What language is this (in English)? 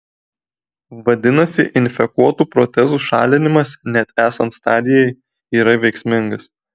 Lithuanian